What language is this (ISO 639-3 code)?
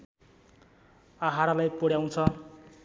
nep